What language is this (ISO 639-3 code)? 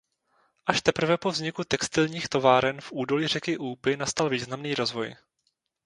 ces